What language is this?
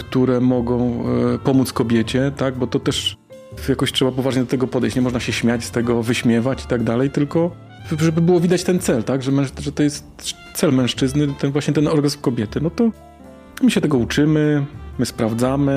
Polish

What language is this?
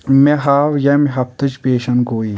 Kashmiri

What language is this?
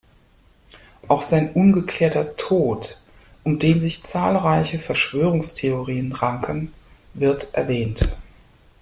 German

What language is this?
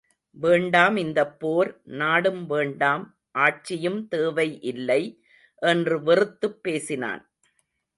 Tamil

